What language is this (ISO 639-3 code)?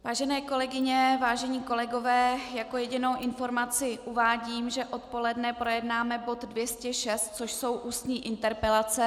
ces